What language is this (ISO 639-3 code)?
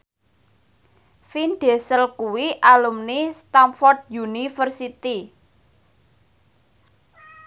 jav